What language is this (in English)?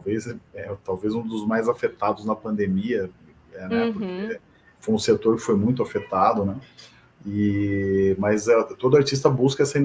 Portuguese